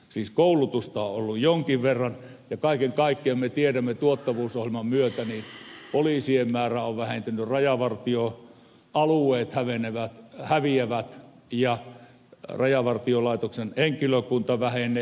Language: Finnish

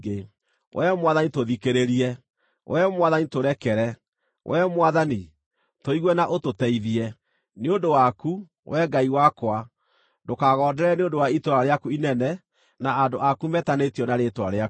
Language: Kikuyu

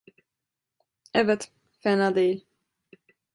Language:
Turkish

